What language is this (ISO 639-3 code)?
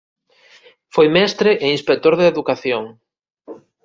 glg